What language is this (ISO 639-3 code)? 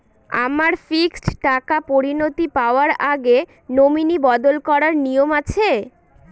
ben